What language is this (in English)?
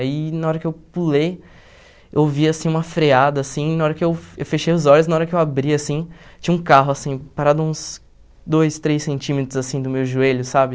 Portuguese